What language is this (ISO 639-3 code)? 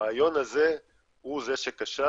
heb